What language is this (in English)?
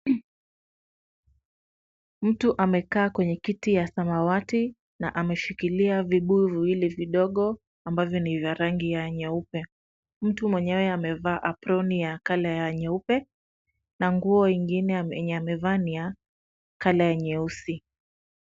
Swahili